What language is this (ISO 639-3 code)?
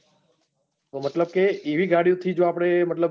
guj